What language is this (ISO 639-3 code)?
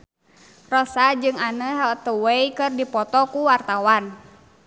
sun